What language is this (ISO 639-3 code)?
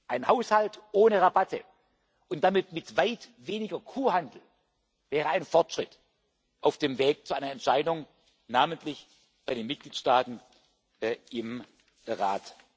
deu